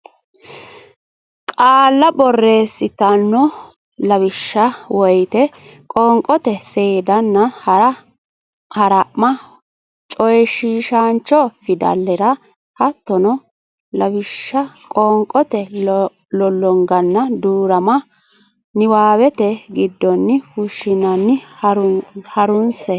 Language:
Sidamo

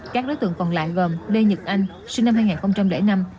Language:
Vietnamese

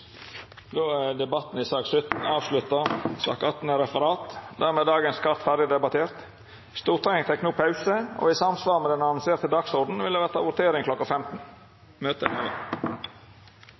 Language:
Norwegian Nynorsk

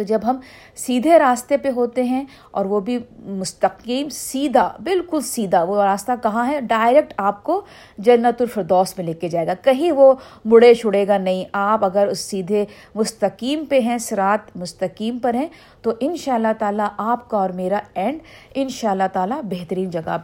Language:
Urdu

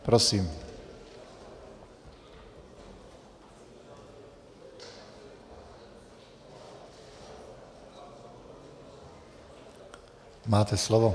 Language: Czech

